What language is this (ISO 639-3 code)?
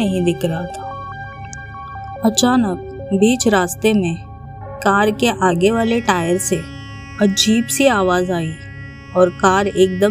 hin